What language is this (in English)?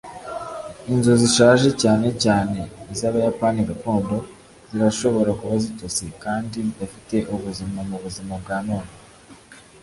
Kinyarwanda